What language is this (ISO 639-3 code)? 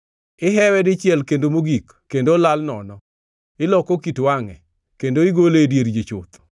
luo